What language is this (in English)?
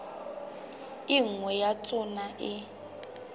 Southern Sotho